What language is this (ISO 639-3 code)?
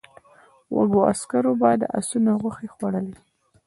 pus